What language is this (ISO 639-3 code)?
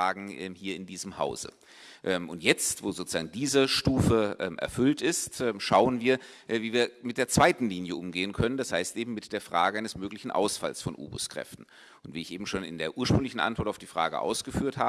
deu